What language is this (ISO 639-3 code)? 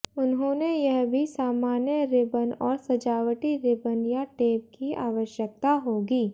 hin